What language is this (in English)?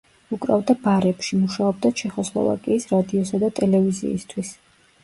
Georgian